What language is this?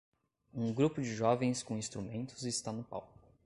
Portuguese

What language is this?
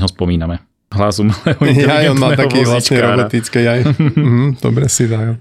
Slovak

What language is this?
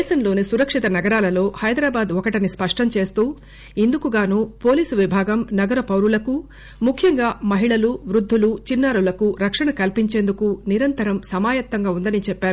Telugu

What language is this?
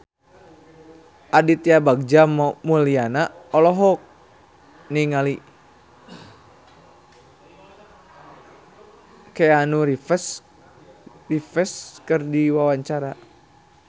Sundanese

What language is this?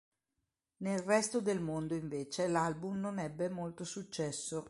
Italian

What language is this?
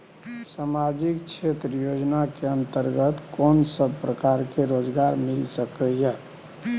Maithili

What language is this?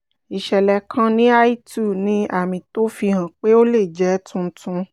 Yoruba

